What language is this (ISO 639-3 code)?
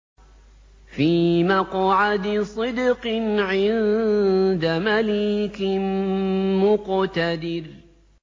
ara